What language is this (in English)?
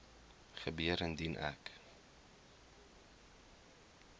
Afrikaans